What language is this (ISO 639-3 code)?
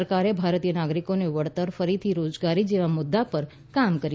guj